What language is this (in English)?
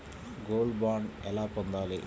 Telugu